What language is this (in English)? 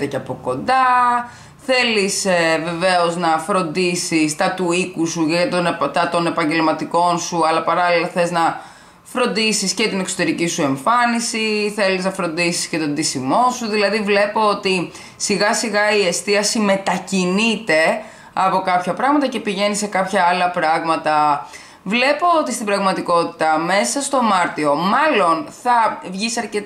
Greek